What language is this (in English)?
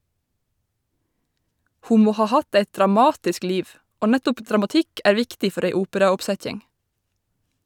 Norwegian